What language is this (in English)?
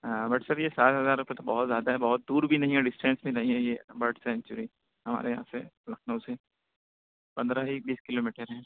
Urdu